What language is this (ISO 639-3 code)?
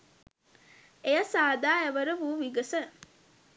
sin